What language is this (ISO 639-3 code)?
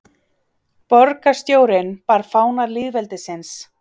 isl